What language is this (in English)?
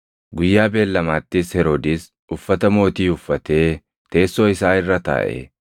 Oromo